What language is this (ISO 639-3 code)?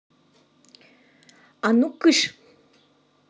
rus